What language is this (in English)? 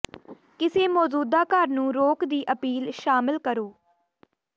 Punjabi